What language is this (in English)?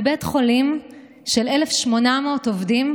Hebrew